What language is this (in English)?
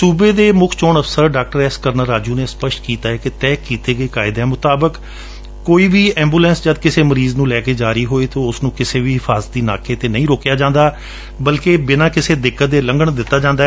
Punjabi